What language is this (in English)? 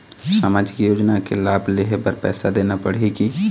Chhattisgarhi